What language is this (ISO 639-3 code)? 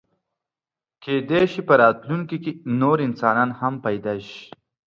pus